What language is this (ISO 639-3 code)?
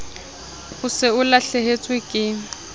sot